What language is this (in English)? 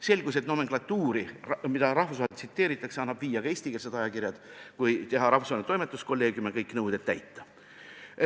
Estonian